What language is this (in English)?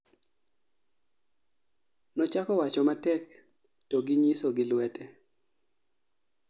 Luo (Kenya and Tanzania)